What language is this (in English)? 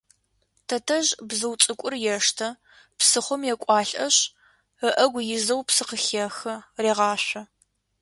Adyghe